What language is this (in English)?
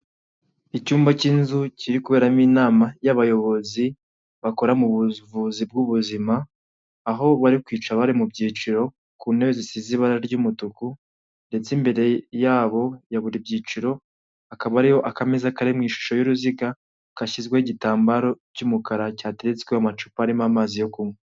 Kinyarwanda